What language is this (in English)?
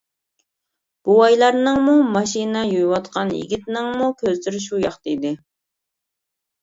Uyghur